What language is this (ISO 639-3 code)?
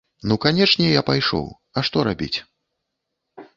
bel